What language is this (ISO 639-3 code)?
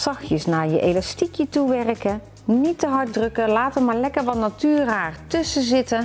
nld